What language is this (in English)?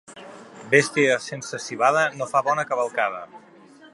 Catalan